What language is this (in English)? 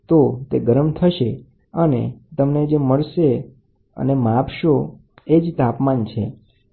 Gujarati